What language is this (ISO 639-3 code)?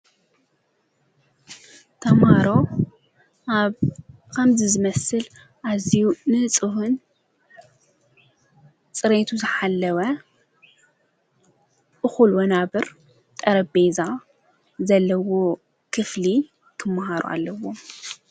tir